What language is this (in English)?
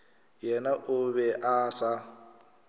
Northern Sotho